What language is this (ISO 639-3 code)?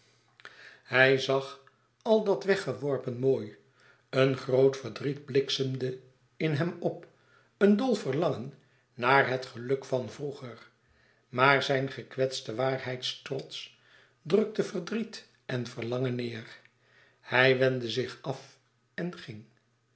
nld